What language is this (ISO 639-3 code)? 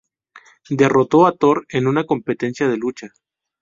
spa